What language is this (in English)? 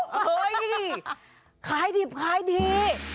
Thai